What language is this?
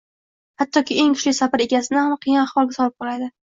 Uzbek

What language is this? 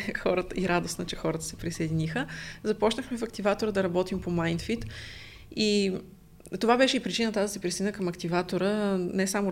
Bulgarian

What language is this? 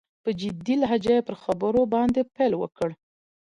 Pashto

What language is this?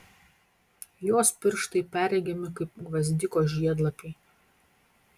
Lithuanian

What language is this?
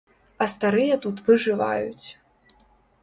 Belarusian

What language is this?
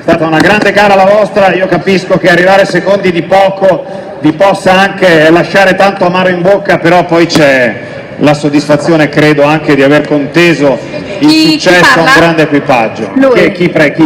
Italian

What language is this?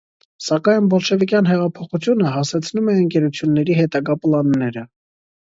Armenian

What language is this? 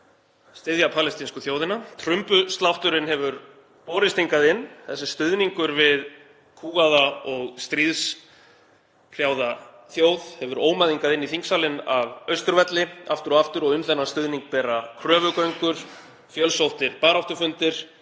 Icelandic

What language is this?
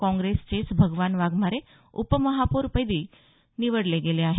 Marathi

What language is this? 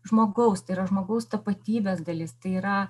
Lithuanian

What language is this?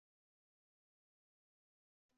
Uzbek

